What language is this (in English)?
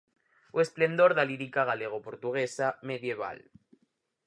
Galician